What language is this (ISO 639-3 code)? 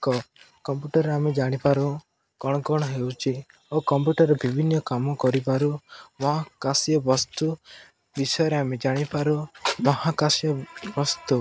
ori